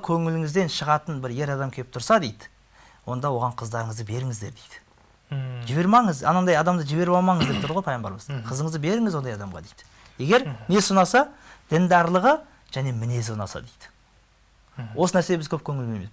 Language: Turkish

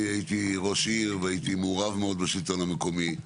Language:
Hebrew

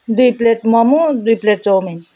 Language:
Nepali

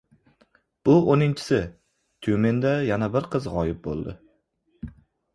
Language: Uzbek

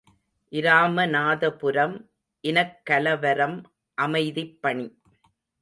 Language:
Tamil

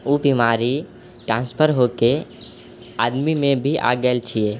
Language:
Maithili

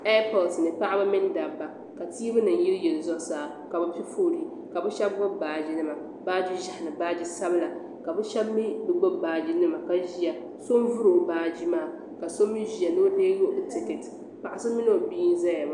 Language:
Dagbani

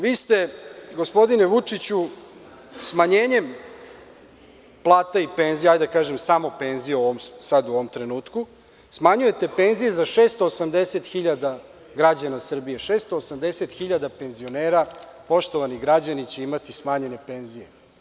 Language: Serbian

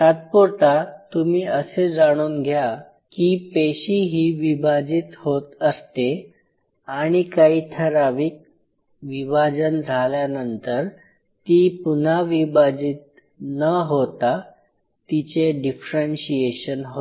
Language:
Marathi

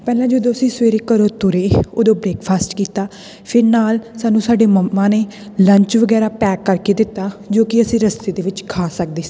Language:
Punjabi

